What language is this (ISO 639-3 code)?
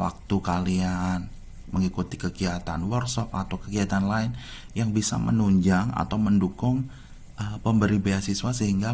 ind